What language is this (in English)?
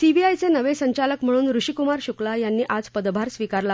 Marathi